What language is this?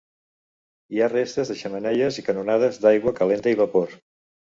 Catalan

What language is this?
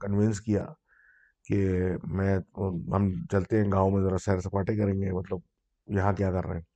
Urdu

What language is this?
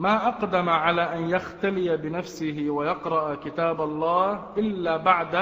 Arabic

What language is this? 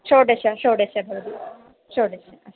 Sanskrit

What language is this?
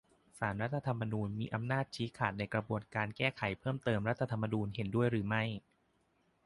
Thai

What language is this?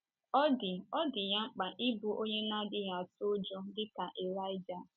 Igbo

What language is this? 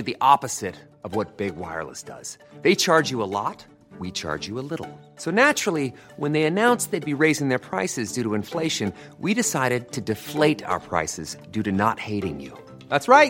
Filipino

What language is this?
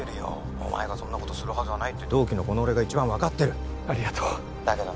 Japanese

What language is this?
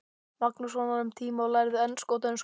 Icelandic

